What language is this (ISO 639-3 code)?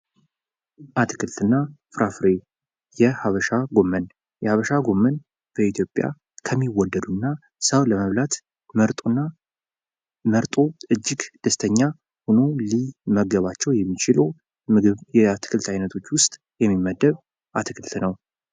amh